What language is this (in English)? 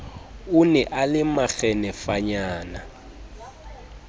Southern Sotho